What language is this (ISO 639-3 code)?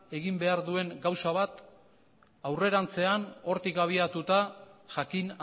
eus